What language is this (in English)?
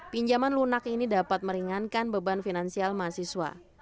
Indonesian